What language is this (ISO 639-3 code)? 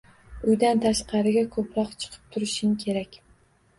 uzb